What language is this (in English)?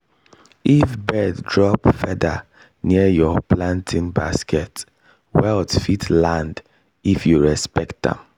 Nigerian Pidgin